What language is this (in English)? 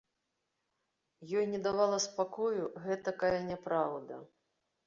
Belarusian